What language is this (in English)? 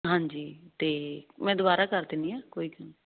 Punjabi